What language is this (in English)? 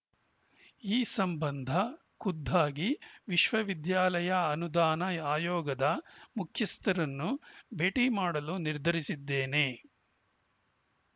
Kannada